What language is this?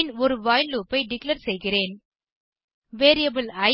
Tamil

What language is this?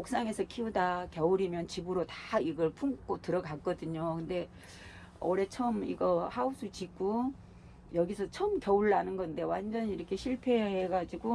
Korean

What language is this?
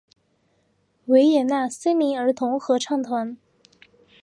Chinese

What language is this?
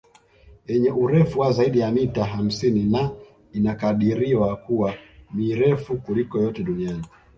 Swahili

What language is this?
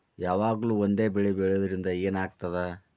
Kannada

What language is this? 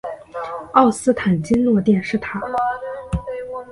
Chinese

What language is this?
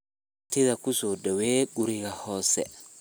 Somali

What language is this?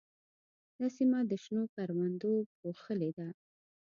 Pashto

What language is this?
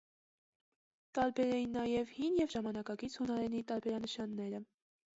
Armenian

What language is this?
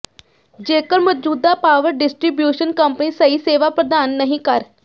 Punjabi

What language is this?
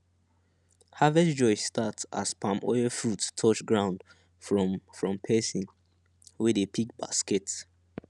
Nigerian Pidgin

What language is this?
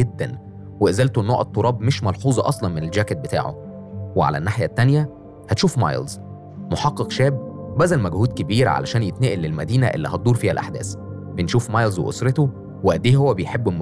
Arabic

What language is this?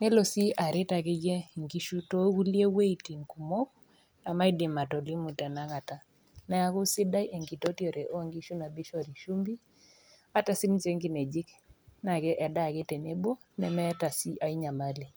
Masai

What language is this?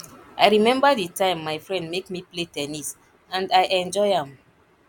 Nigerian Pidgin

